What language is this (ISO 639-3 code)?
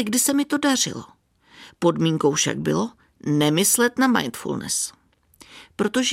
ces